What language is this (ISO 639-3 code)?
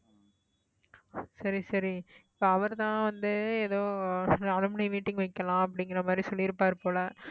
tam